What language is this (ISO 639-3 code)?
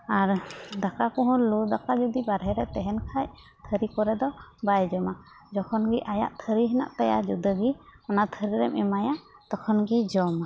sat